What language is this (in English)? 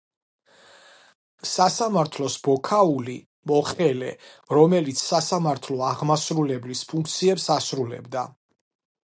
Georgian